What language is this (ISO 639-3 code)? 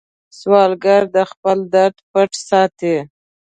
pus